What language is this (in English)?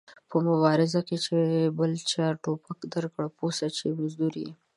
Pashto